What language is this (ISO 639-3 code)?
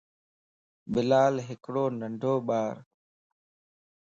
lss